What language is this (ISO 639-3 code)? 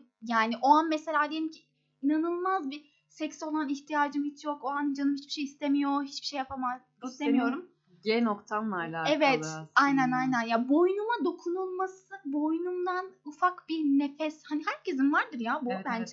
tur